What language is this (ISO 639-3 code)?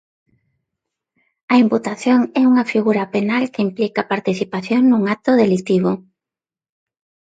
glg